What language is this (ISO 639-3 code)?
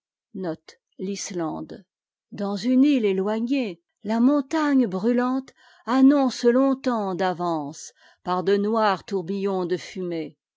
fra